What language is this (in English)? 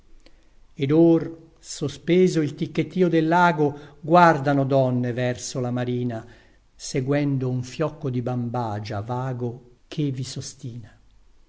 Italian